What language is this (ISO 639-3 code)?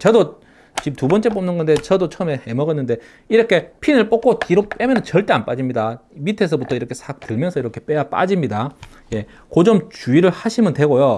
kor